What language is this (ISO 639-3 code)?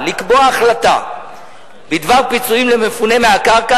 heb